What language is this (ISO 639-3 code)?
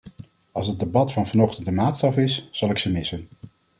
nld